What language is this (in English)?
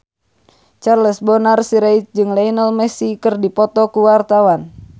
Sundanese